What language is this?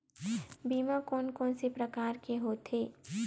Chhattisgarhi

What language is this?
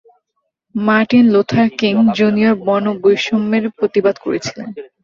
Bangla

